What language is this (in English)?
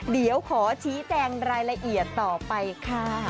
Thai